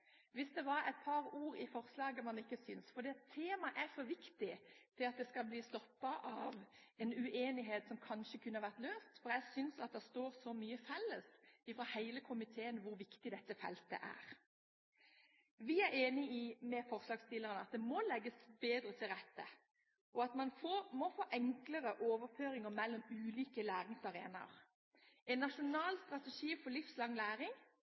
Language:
Norwegian Bokmål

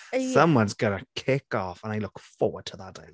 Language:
Welsh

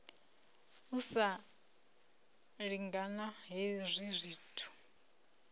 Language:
Venda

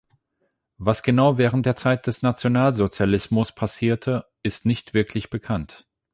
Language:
German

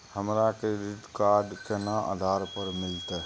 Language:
Maithili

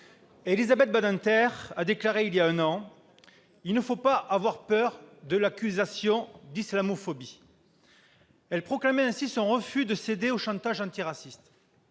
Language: French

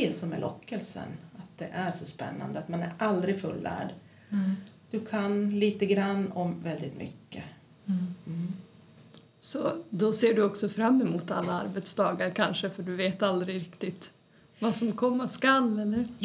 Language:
Swedish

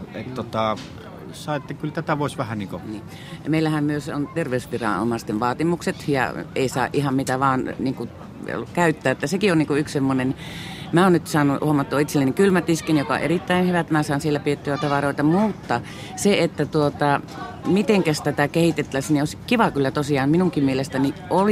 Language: Finnish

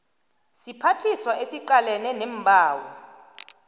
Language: South Ndebele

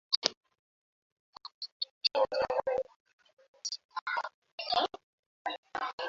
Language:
Swahili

